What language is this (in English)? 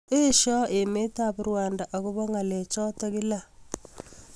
Kalenjin